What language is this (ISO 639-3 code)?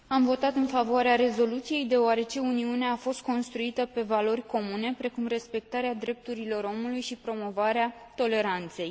ron